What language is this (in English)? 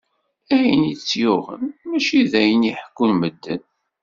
Kabyle